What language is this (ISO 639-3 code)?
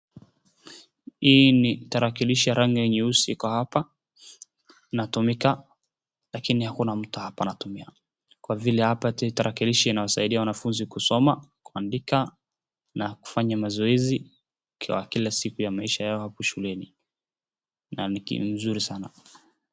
swa